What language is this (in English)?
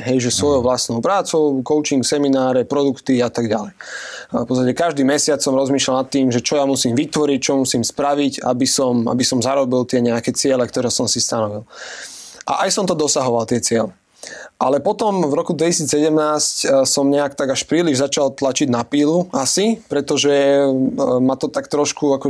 Slovak